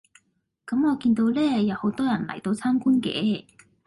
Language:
Cantonese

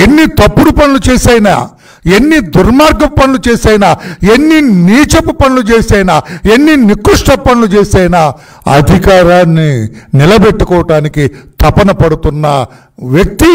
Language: Hindi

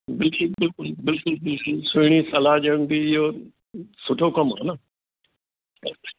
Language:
Sindhi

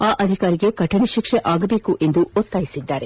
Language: Kannada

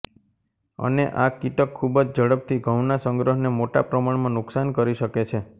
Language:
Gujarati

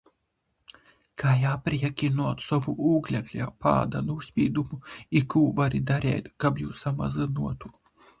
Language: Latgalian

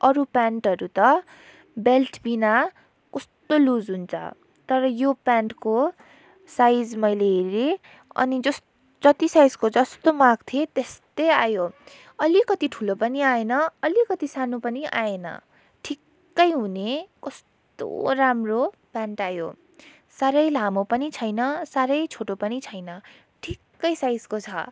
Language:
Nepali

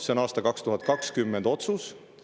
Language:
Estonian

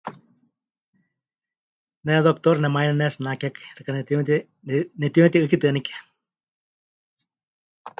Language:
Huichol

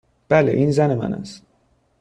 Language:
Persian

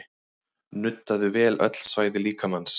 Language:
Icelandic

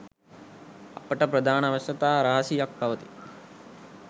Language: Sinhala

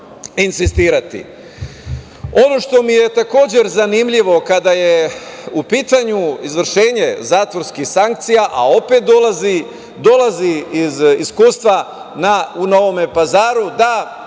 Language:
Serbian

